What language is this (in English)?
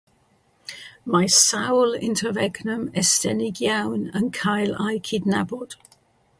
Welsh